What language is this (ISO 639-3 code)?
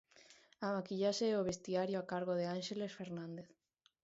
glg